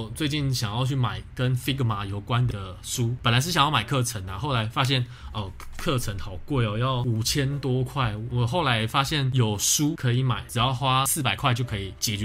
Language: Chinese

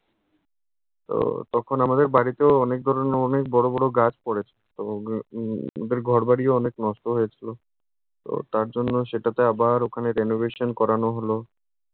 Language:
Bangla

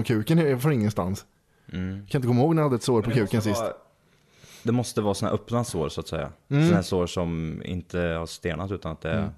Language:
Swedish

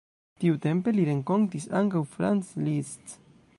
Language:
Esperanto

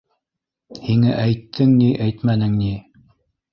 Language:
Bashkir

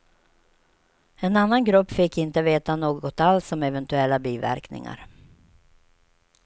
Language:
Swedish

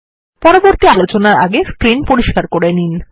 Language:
Bangla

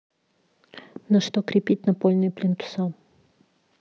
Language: Russian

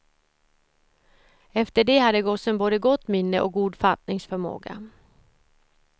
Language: Swedish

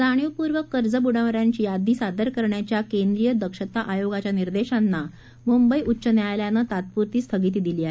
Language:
Marathi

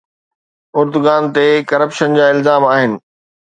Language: Sindhi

